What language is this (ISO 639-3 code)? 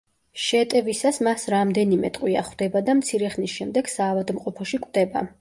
kat